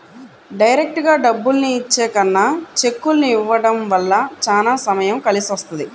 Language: Telugu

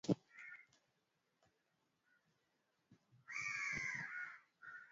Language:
Swahili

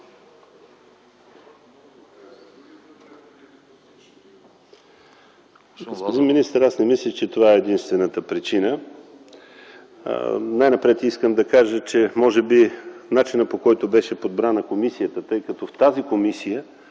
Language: Bulgarian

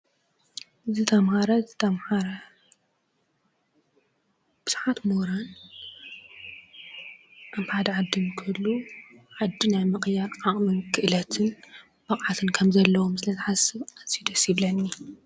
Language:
Tigrinya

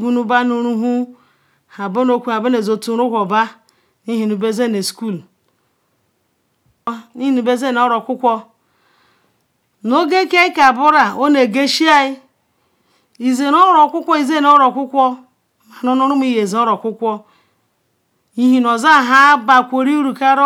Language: Ikwere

